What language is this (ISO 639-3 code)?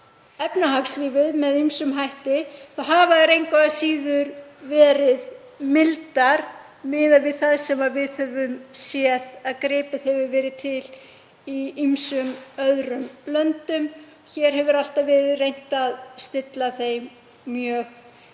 isl